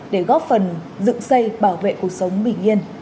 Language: Vietnamese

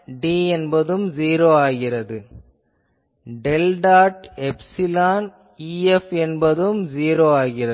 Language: Tamil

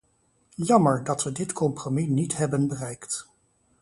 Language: Dutch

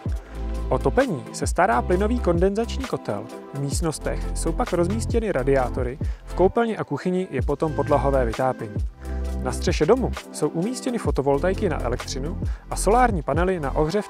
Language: Czech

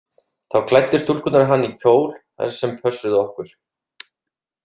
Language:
Icelandic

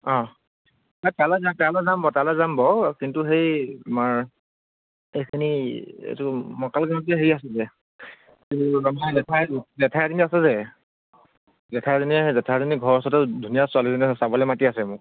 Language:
Assamese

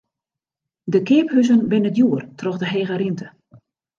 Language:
Western Frisian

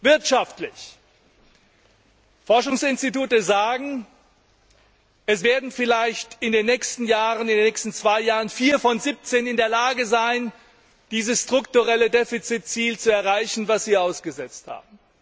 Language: German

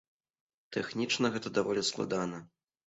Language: Belarusian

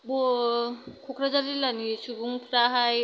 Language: Bodo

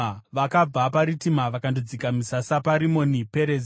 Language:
Shona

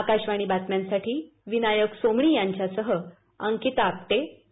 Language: Marathi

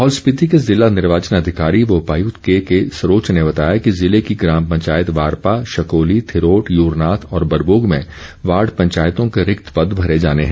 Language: Hindi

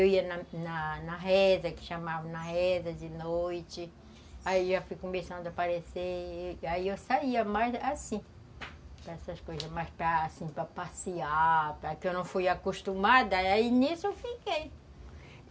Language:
Portuguese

